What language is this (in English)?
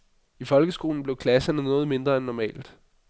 Danish